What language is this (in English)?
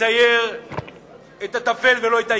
Hebrew